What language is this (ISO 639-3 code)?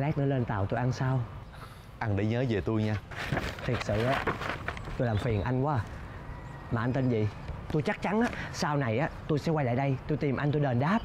vie